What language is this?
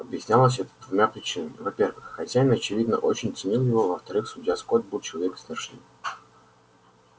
Russian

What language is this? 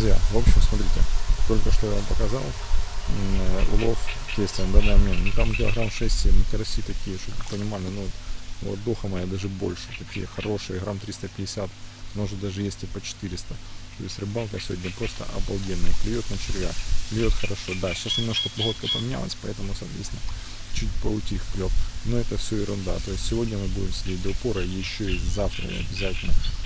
Russian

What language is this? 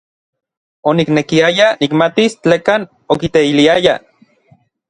Orizaba Nahuatl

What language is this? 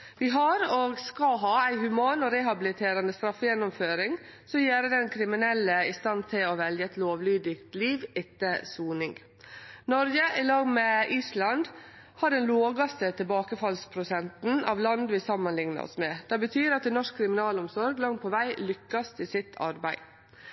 Norwegian Nynorsk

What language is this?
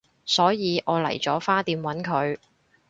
Cantonese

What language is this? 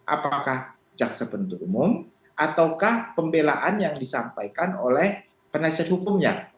Indonesian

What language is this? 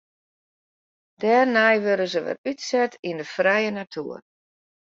Western Frisian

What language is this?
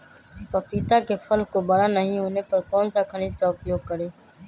Magahi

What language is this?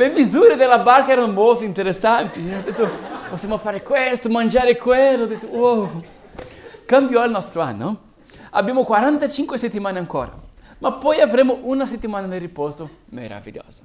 Italian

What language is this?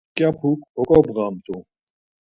Laz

